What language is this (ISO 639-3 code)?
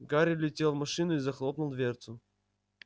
rus